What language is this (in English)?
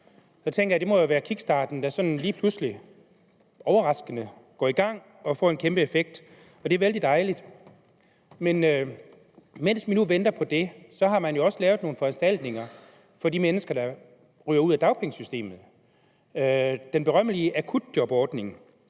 Danish